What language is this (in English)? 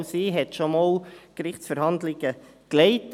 Swiss German